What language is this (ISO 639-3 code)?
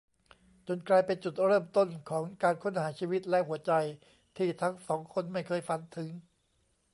tha